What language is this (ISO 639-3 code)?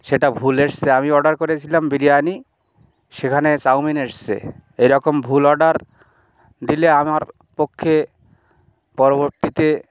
ben